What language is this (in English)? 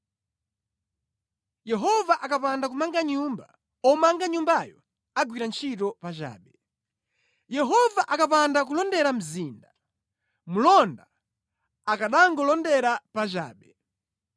Nyanja